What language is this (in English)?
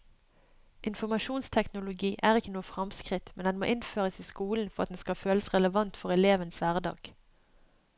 Norwegian